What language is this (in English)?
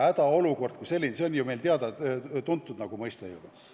Estonian